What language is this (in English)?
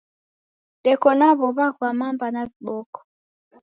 Taita